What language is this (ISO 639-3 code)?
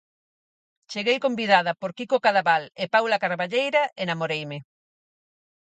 glg